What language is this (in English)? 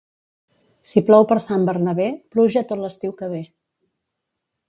Catalan